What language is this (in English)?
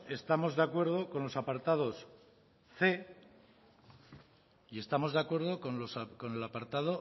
Spanish